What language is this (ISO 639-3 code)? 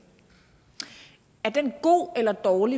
dan